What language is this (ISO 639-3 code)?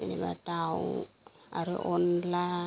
brx